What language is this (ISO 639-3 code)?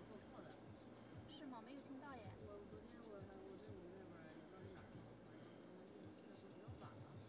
zho